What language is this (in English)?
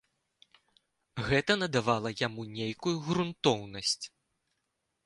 Belarusian